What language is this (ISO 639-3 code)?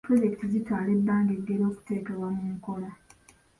lug